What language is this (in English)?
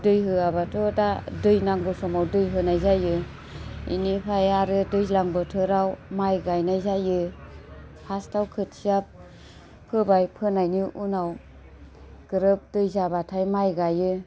Bodo